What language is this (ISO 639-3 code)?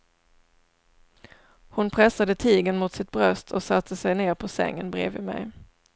swe